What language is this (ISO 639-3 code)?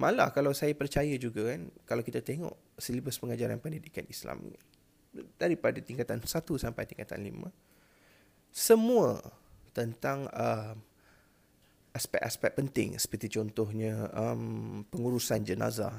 msa